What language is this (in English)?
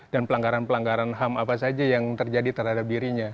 Indonesian